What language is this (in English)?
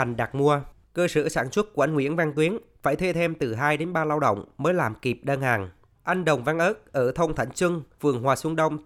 Vietnamese